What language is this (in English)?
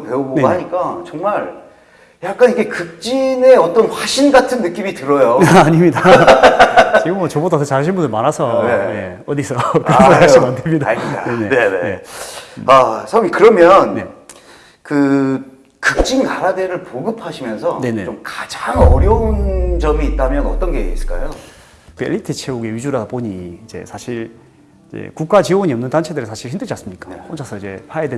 Korean